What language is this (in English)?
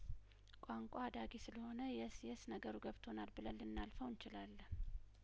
Amharic